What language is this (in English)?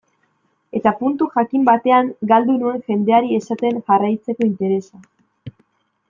Basque